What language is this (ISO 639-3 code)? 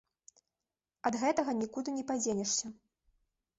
bel